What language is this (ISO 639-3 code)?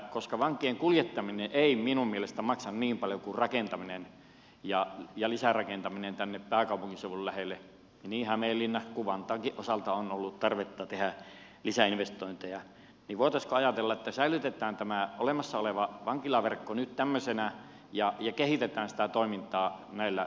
fin